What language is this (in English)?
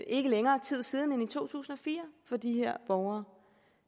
Danish